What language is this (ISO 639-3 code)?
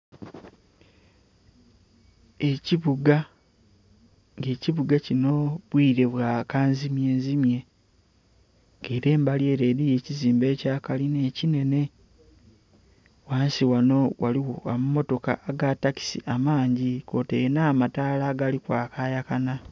xog